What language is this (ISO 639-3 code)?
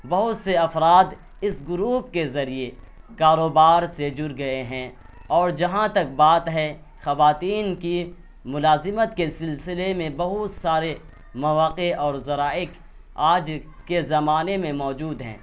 urd